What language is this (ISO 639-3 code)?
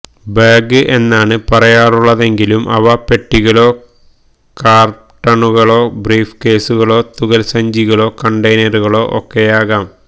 mal